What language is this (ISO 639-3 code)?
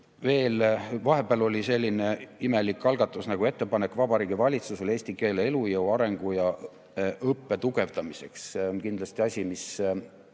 est